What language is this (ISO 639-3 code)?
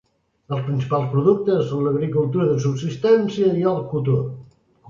cat